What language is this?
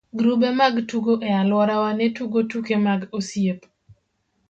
Luo (Kenya and Tanzania)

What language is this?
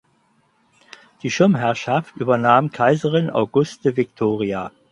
German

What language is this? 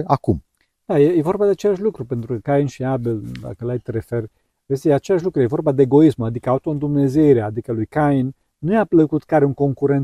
Romanian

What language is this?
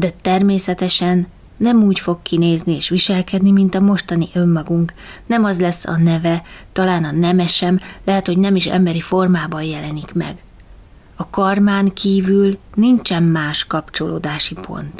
Hungarian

